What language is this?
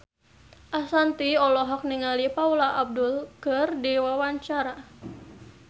Sundanese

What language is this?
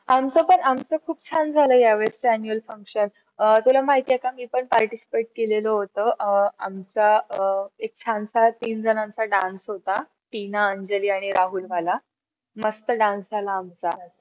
Marathi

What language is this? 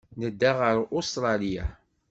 Kabyle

